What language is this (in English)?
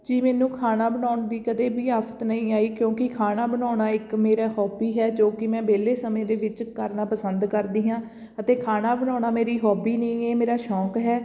Punjabi